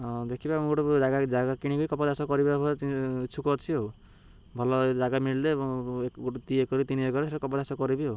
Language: Odia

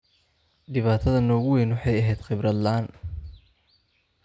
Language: Somali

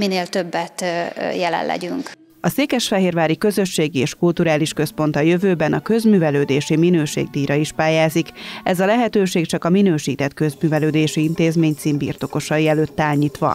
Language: Hungarian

